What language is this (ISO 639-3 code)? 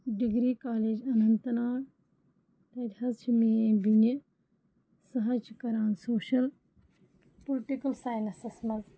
kas